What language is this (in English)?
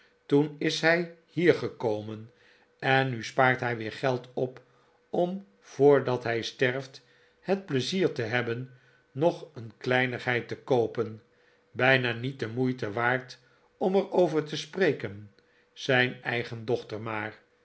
Dutch